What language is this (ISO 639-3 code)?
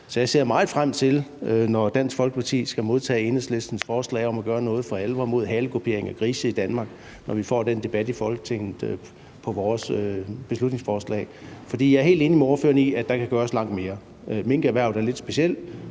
dan